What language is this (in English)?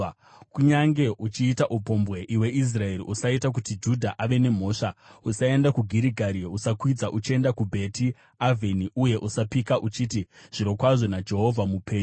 Shona